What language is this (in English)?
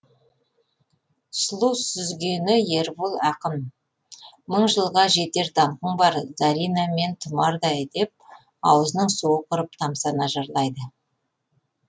Kazakh